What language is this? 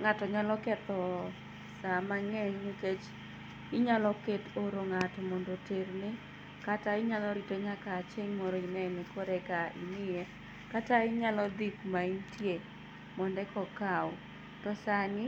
Luo (Kenya and Tanzania)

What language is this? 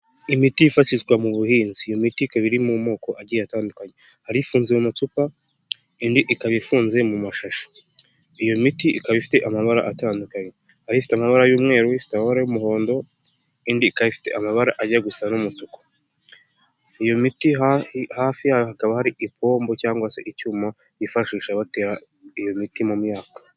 Kinyarwanda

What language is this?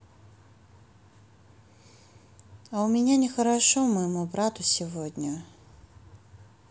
Russian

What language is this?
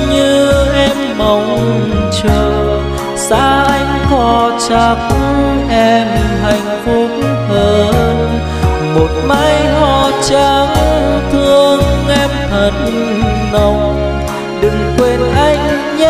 Vietnamese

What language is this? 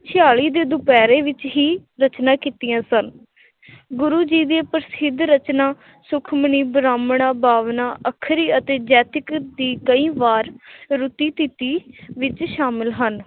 Punjabi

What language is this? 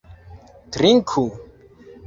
Esperanto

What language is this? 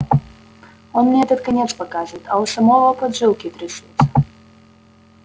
Russian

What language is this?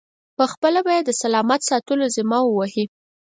Pashto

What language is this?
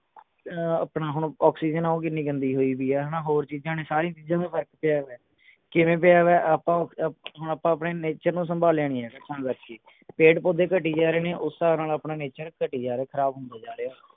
Punjabi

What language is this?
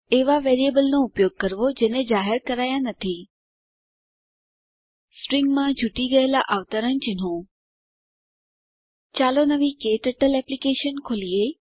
Gujarati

